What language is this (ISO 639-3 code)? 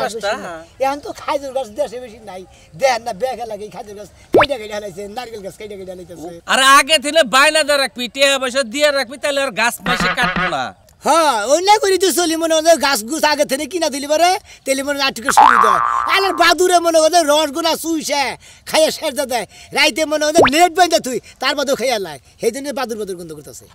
ara